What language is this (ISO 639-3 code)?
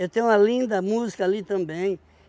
por